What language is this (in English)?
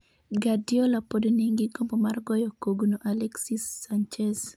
Luo (Kenya and Tanzania)